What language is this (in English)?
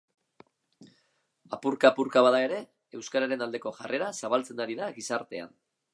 Basque